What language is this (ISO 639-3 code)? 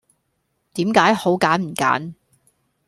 yue